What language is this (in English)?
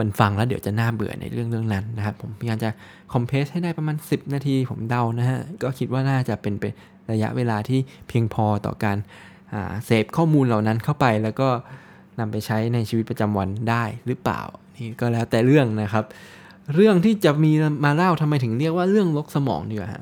Thai